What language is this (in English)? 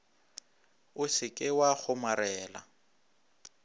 Northern Sotho